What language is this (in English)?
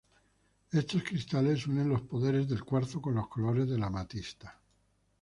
Spanish